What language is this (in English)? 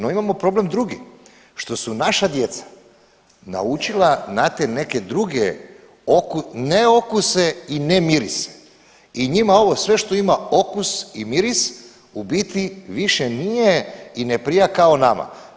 Croatian